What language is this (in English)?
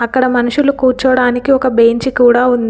Telugu